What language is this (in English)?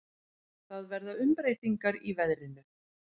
Icelandic